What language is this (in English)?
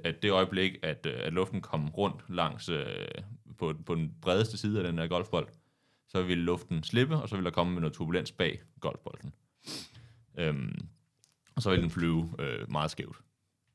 Danish